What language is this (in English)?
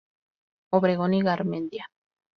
Spanish